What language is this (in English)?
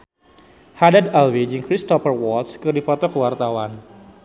Sundanese